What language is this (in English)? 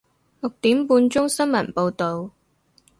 Cantonese